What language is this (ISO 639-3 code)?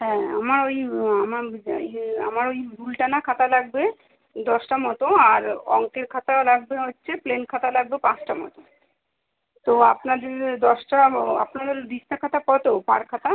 ben